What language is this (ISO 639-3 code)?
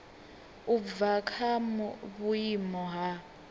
ven